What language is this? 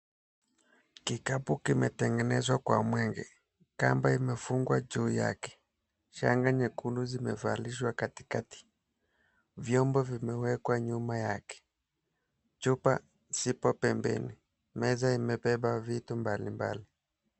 Swahili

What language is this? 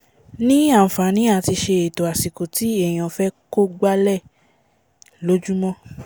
Yoruba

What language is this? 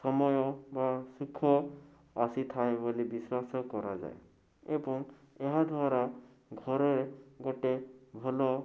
Odia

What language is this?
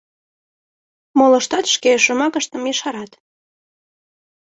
Mari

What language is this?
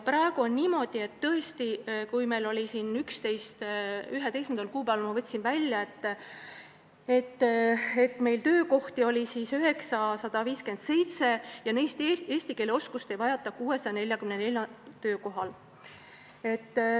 Estonian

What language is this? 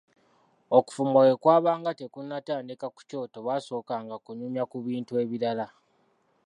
Ganda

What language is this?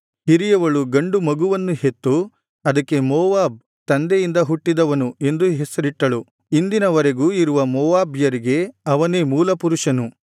Kannada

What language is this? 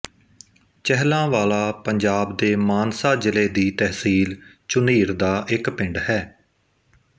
Punjabi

